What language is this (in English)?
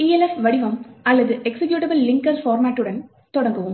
Tamil